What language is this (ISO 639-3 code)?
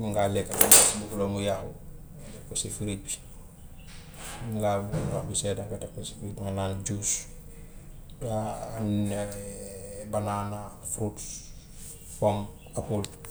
wof